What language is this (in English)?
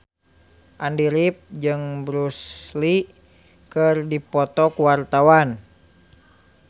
Sundanese